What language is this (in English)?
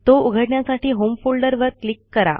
Marathi